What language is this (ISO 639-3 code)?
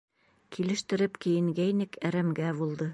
bak